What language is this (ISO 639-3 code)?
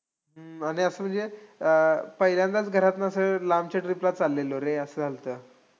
mar